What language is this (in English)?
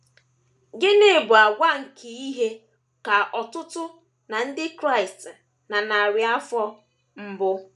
Igbo